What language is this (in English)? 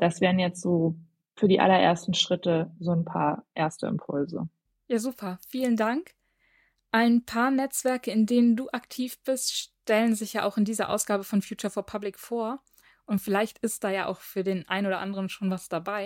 German